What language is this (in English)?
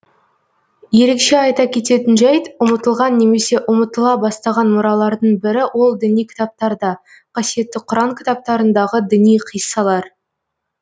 Kazakh